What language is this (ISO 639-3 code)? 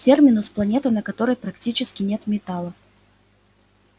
rus